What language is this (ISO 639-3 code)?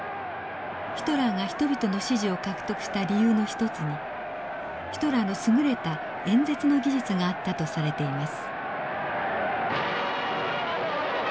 jpn